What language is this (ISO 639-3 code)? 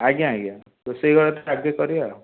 ori